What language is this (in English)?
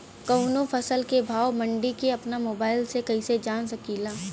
Bhojpuri